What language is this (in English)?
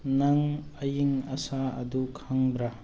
Manipuri